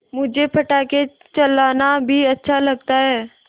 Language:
Hindi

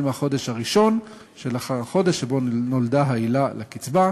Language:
Hebrew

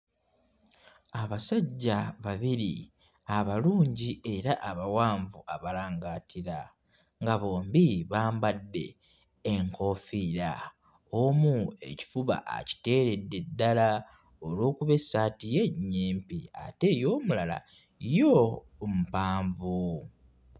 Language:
Ganda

